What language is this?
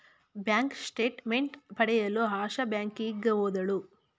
Kannada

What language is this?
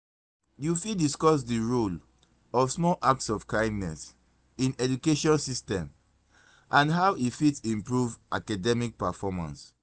Nigerian Pidgin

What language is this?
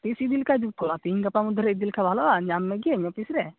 Santali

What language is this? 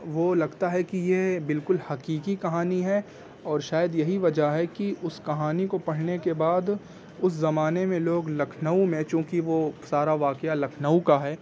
Urdu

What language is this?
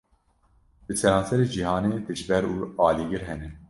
Kurdish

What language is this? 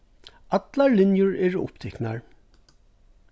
Faroese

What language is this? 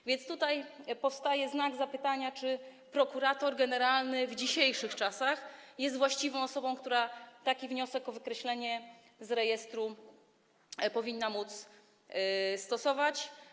Polish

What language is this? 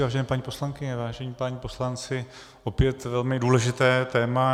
Czech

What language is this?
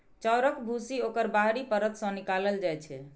Maithili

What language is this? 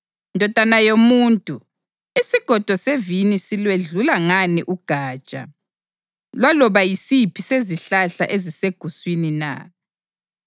North Ndebele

